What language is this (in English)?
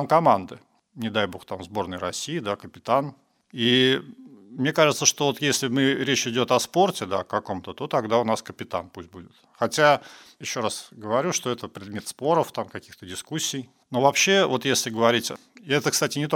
Russian